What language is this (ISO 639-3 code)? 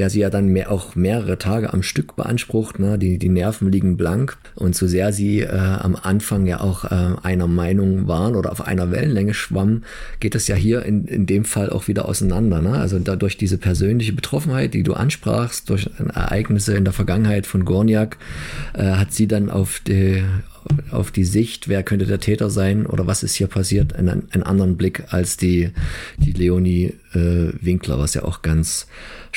deu